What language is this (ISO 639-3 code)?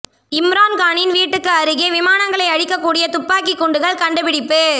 tam